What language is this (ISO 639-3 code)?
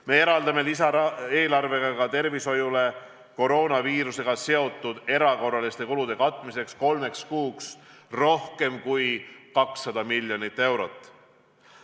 est